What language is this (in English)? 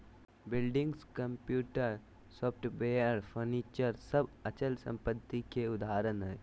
Magahi